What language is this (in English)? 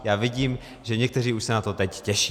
Czech